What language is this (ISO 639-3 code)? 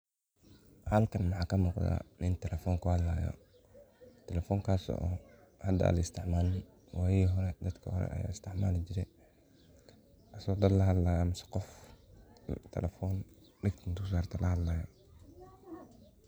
som